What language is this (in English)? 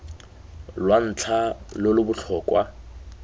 Tswana